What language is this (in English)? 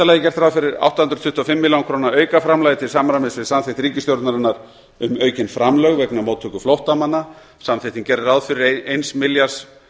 Icelandic